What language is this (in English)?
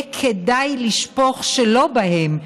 Hebrew